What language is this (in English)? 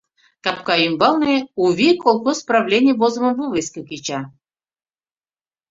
Mari